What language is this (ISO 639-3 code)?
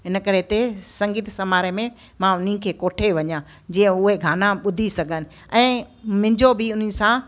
snd